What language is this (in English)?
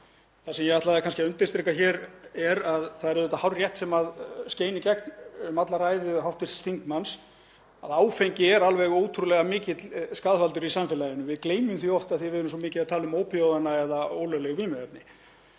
Icelandic